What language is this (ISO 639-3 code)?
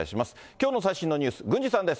jpn